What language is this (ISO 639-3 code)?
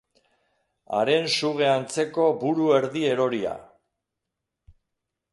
eus